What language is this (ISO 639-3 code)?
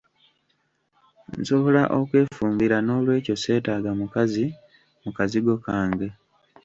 lug